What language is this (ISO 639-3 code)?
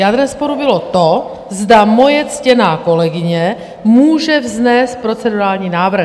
ces